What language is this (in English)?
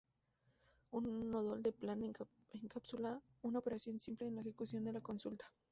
Spanish